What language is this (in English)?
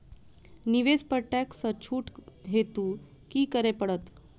Maithili